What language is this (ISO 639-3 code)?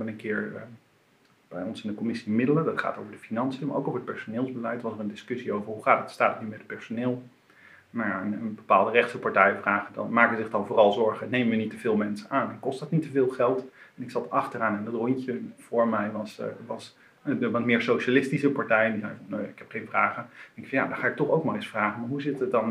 nld